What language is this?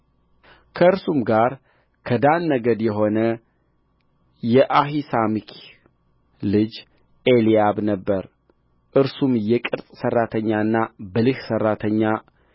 Amharic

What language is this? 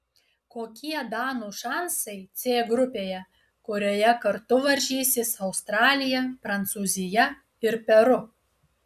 Lithuanian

